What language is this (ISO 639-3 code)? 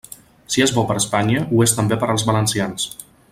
cat